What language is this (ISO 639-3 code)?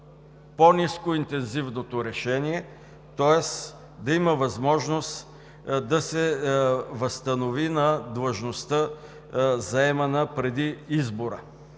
bul